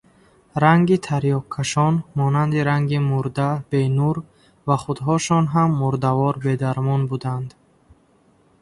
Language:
Tajik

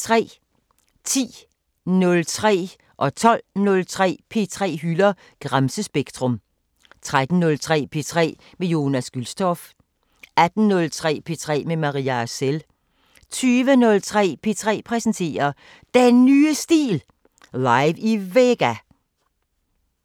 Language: Danish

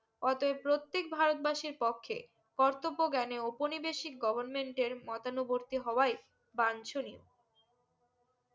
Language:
Bangla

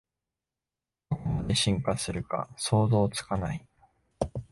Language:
Japanese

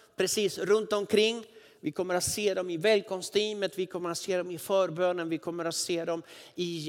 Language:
Swedish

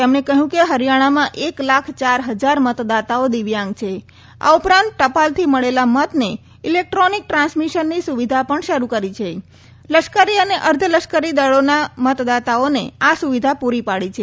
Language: Gujarati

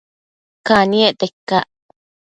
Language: Matsés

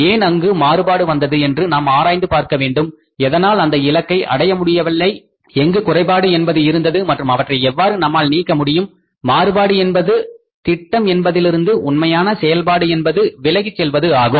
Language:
Tamil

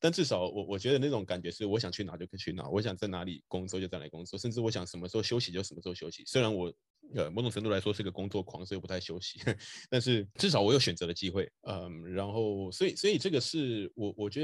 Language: Chinese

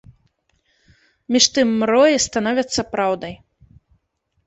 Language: Belarusian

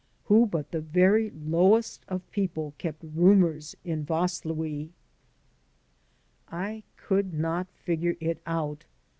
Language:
English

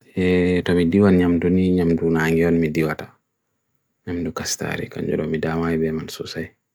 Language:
Bagirmi Fulfulde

